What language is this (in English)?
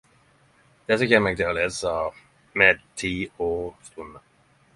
Norwegian Nynorsk